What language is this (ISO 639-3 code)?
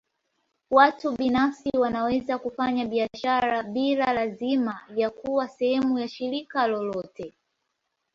swa